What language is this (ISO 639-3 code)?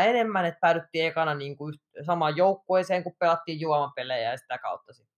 fin